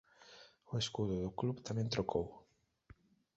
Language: Galician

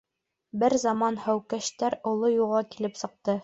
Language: Bashkir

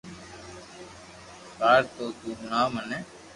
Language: Loarki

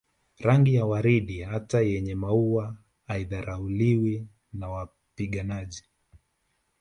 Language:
Swahili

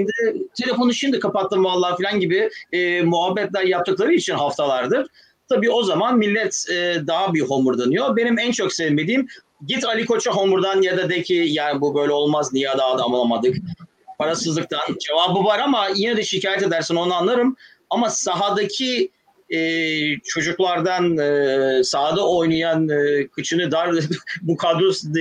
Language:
Turkish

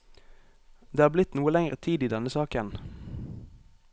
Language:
Norwegian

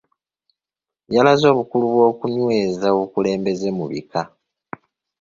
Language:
Ganda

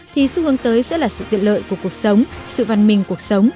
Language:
Vietnamese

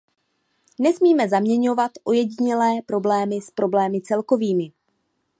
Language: Czech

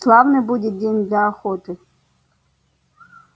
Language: Russian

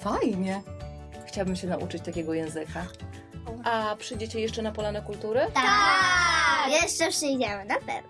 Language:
Polish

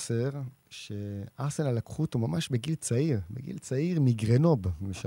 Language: Hebrew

